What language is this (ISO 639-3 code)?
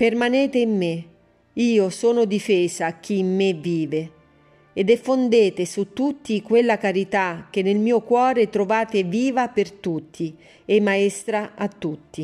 ita